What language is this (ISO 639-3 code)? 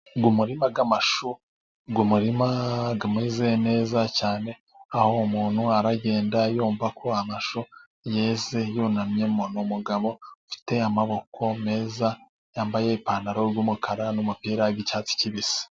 kin